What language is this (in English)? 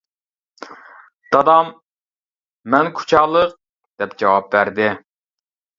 Uyghur